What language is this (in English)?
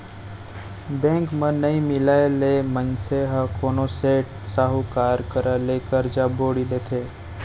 Chhattisgarhi